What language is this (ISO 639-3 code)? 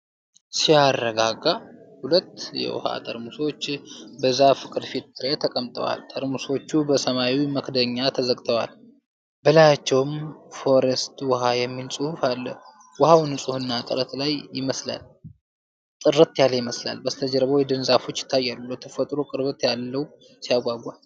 amh